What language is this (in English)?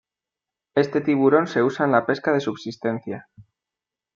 Spanish